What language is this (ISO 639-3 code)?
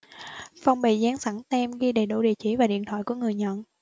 vie